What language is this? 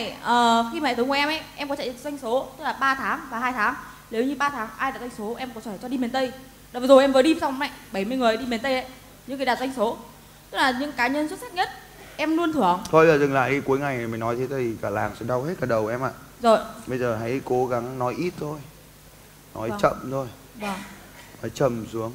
Vietnamese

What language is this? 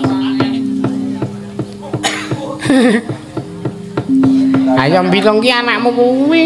Indonesian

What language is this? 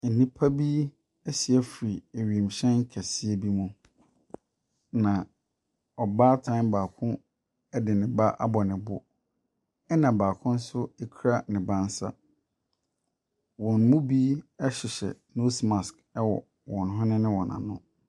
Akan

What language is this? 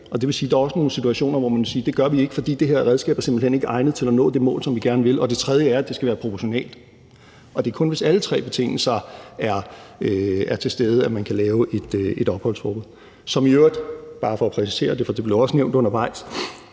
Danish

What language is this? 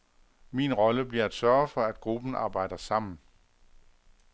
Danish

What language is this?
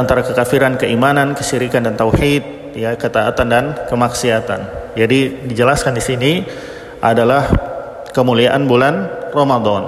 Indonesian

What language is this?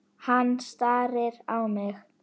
Icelandic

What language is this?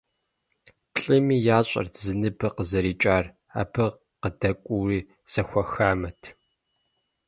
Kabardian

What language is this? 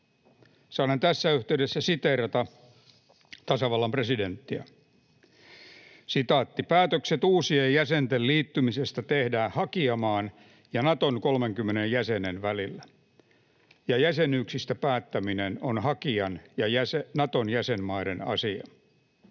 Finnish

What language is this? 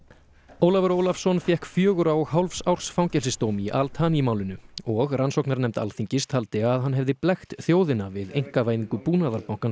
Icelandic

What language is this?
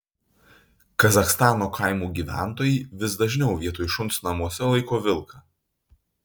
Lithuanian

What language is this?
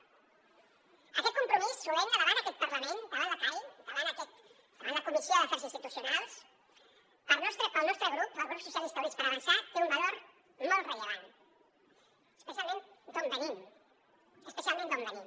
Catalan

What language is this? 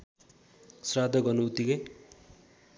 Nepali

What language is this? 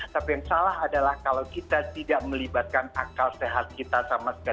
Indonesian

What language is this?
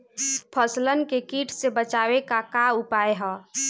Bhojpuri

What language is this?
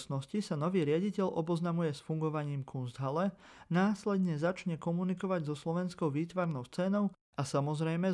Slovak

